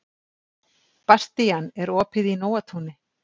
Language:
Icelandic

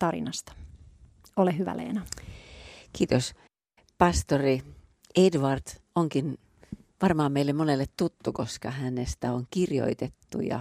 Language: Finnish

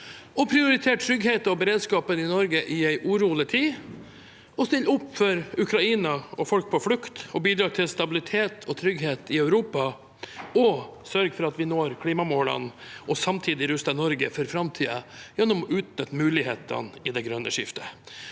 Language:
Norwegian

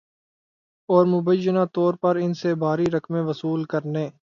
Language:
Urdu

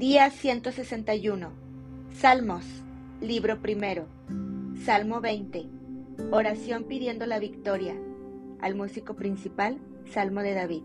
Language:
Spanish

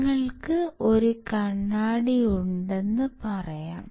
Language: Malayalam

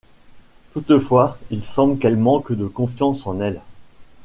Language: French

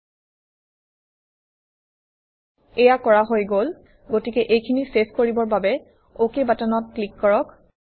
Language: Assamese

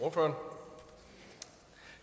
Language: Danish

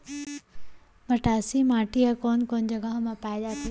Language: Chhattisgarhi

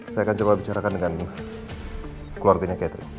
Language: Indonesian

